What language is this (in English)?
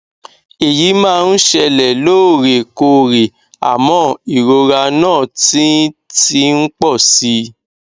Yoruba